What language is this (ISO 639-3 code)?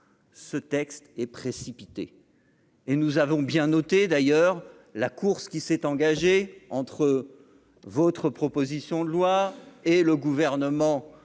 fra